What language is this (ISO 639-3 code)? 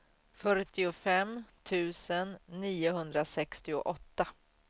swe